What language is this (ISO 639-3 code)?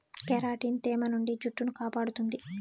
tel